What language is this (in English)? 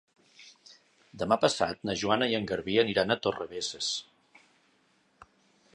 Catalan